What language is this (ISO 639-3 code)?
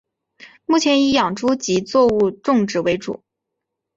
zho